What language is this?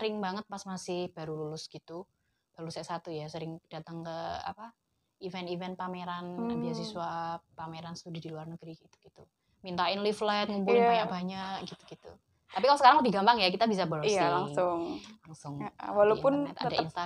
Indonesian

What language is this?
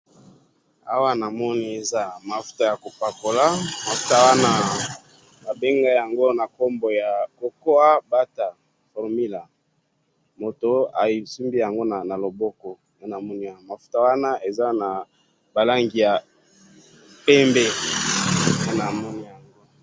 Lingala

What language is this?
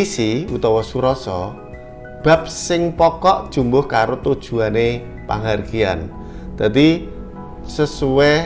Indonesian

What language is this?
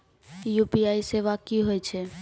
Maithili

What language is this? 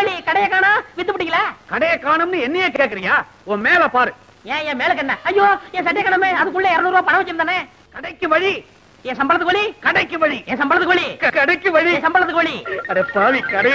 Hindi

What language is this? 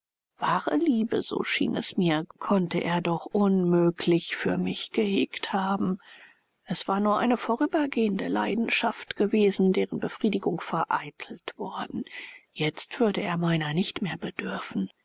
German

